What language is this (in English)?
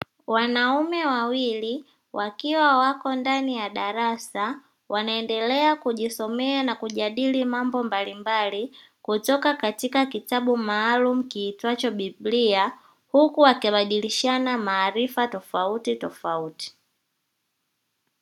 Swahili